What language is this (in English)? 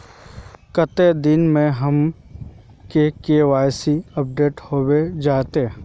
Magahi